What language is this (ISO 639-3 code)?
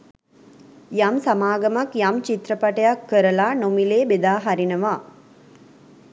sin